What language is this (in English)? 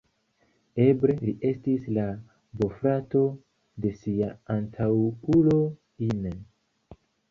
Esperanto